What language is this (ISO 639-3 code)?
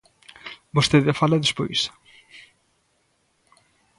glg